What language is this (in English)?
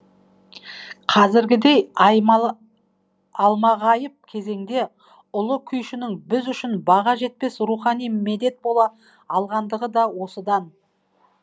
Kazakh